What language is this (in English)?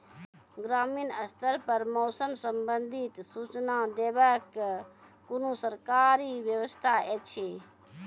Maithili